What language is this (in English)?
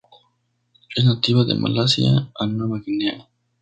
Spanish